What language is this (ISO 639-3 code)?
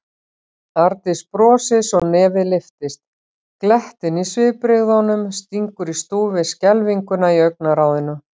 isl